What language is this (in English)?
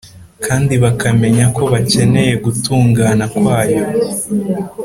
Kinyarwanda